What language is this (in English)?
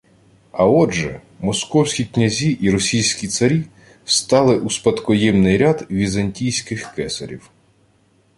Ukrainian